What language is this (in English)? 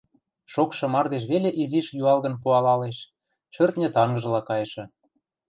Western Mari